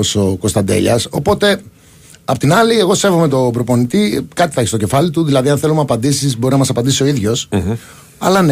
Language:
Greek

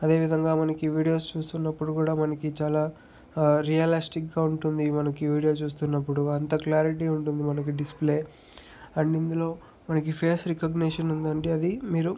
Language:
Telugu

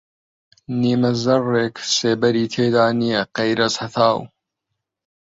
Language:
Central Kurdish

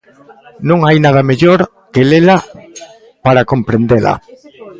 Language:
Galician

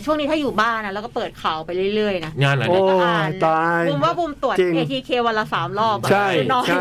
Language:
Thai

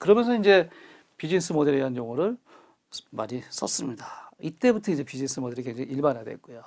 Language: Korean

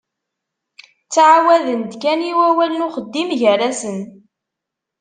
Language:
Kabyle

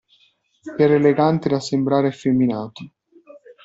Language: Italian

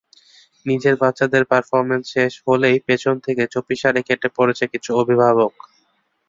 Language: Bangla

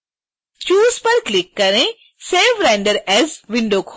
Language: Hindi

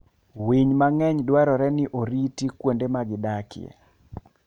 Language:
Luo (Kenya and Tanzania)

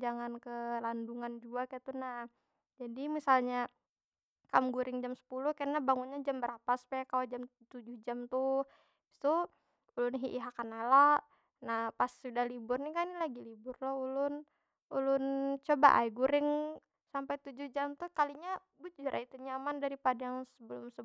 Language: Banjar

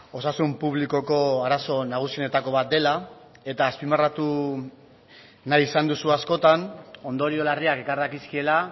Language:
Basque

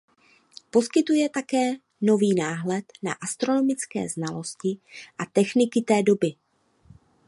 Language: Czech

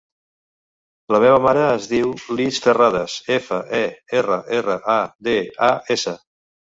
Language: Catalan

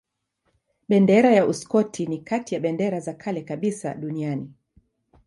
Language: Swahili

